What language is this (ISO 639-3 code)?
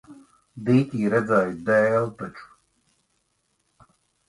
lav